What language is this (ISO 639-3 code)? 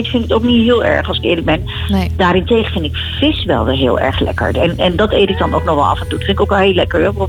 nld